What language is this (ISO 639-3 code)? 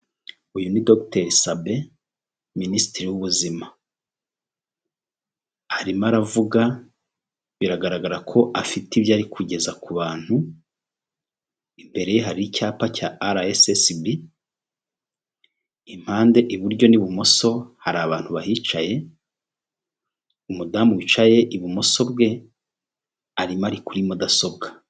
kin